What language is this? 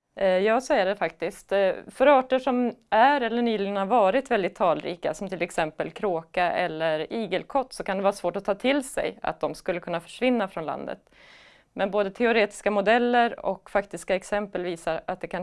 Swedish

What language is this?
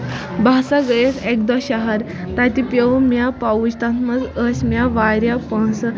Kashmiri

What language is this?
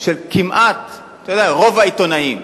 Hebrew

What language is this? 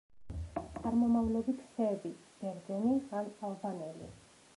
Georgian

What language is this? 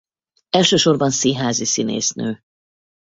Hungarian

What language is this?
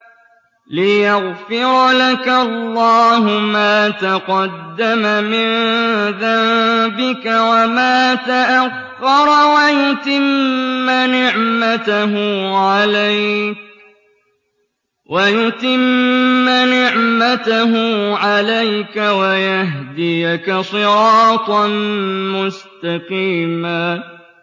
Arabic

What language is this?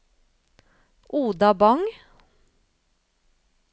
Norwegian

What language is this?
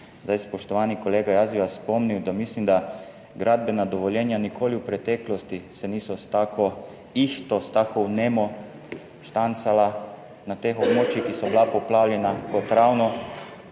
Slovenian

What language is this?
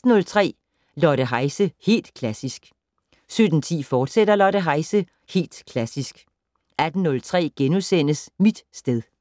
Danish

